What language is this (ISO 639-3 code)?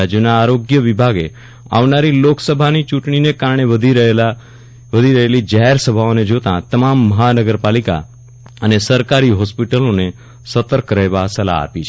guj